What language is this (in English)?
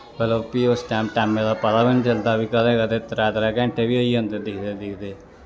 Dogri